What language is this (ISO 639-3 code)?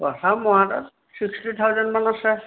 asm